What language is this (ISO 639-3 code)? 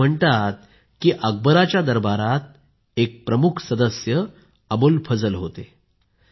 mar